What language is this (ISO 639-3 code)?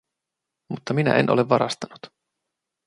fin